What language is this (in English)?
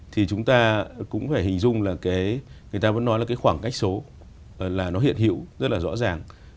Vietnamese